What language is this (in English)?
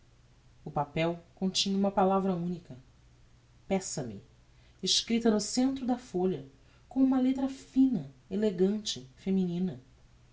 Portuguese